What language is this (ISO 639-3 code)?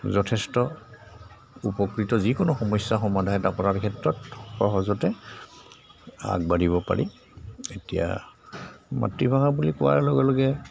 asm